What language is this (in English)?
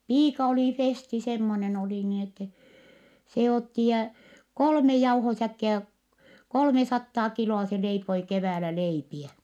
Finnish